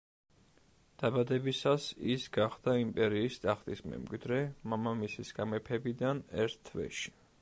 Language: Georgian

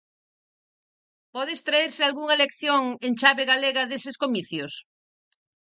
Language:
Galician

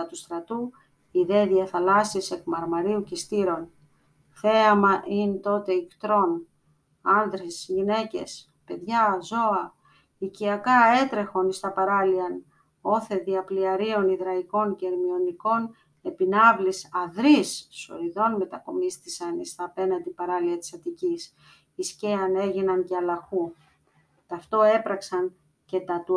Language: Greek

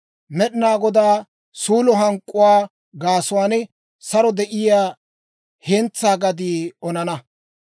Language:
Dawro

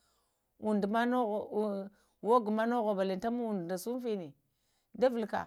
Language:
Lamang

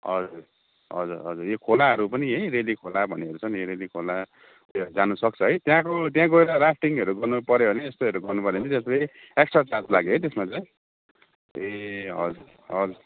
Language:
Nepali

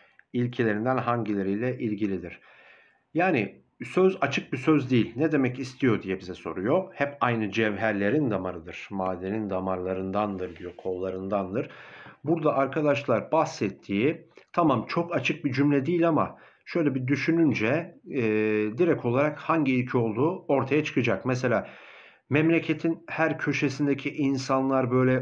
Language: Turkish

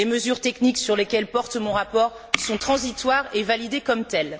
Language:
French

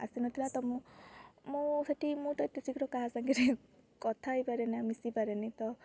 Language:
Odia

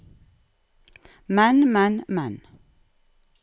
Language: Norwegian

